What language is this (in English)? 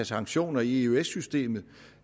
Danish